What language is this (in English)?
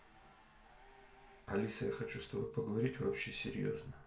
Russian